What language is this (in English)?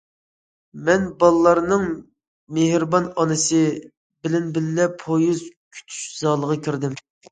Uyghur